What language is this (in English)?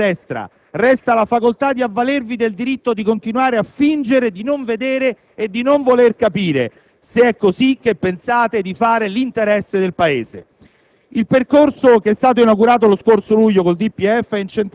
Italian